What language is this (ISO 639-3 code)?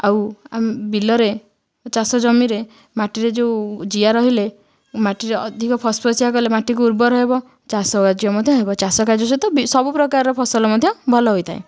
ori